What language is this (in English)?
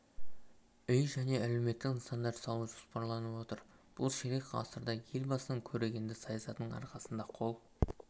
Kazakh